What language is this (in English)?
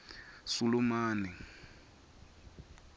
Swati